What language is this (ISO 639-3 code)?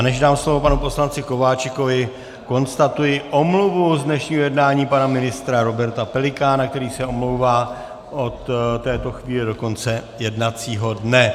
ces